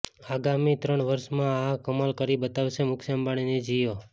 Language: Gujarati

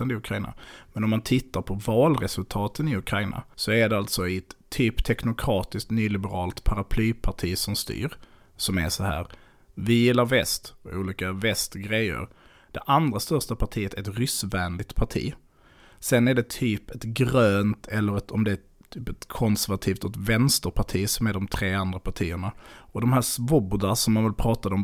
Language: Swedish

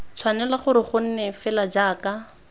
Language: Tswana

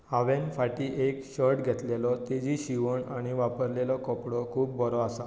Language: Konkani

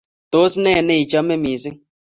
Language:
Kalenjin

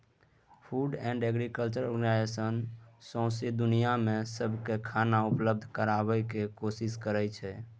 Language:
Maithili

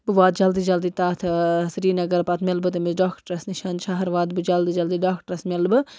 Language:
Kashmiri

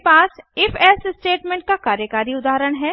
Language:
Hindi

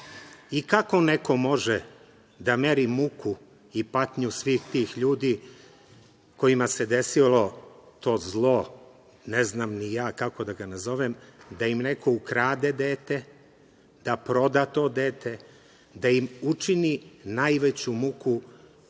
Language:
Serbian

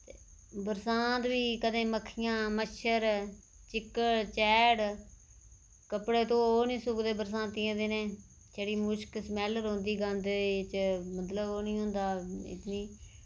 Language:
Dogri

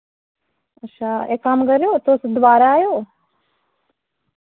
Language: Dogri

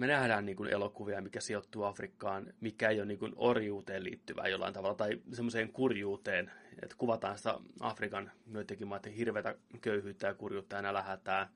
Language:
Finnish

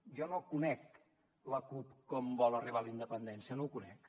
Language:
Catalan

